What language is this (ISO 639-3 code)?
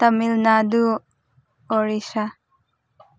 mni